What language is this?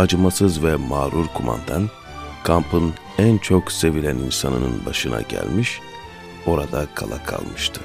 Turkish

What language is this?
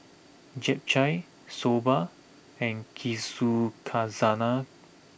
English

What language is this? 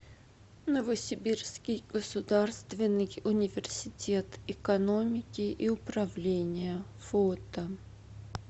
Russian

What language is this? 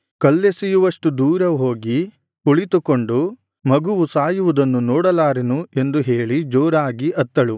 Kannada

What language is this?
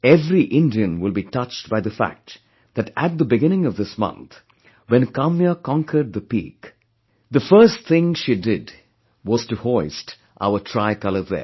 English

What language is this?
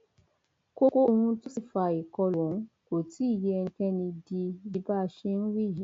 Yoruba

